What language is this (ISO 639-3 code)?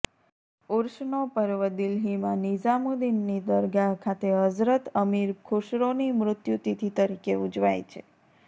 guj